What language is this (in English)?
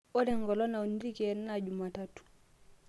Masai